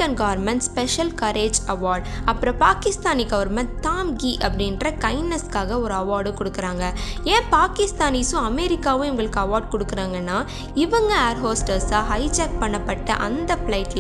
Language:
Tamil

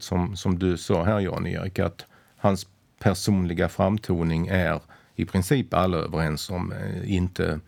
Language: Swedish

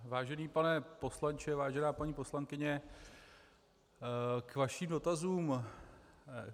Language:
Czech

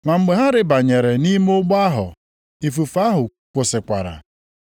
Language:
Igbo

